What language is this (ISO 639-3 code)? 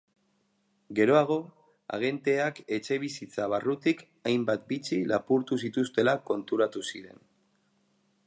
eus